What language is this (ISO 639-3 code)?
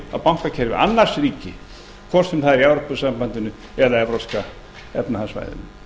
isl